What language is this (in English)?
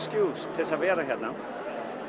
Icelandic